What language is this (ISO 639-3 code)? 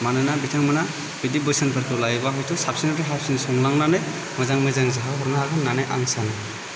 brx